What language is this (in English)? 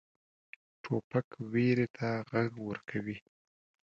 Pashto